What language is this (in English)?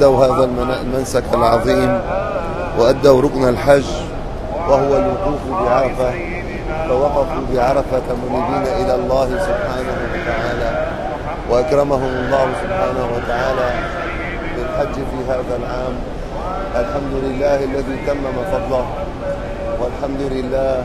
Arabic